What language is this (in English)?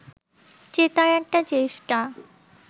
Bangla